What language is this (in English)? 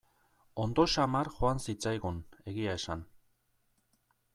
Basque